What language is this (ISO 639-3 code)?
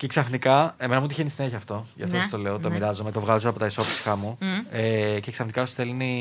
ell